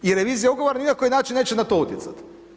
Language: Croatian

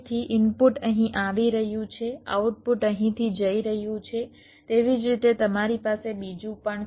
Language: Gujarati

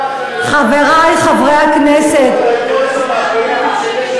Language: Hebrew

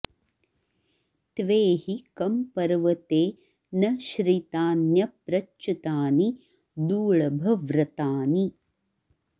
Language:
Sanskrit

